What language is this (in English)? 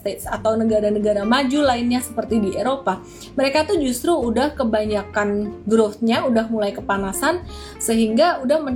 Indonesian